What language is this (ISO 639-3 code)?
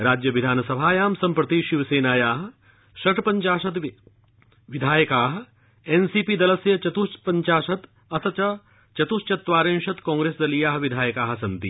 san